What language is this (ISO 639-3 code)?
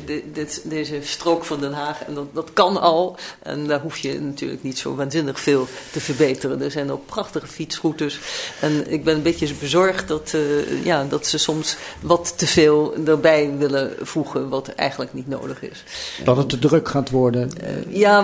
nld